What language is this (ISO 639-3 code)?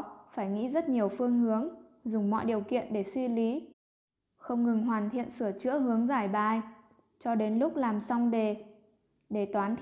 vie